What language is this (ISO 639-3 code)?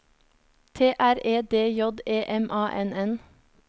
nor